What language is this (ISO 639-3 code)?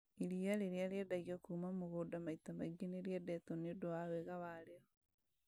kik